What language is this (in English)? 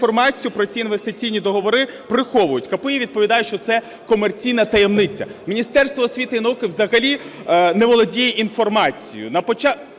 Ukrainian